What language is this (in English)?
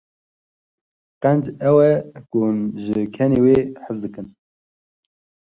Kurdish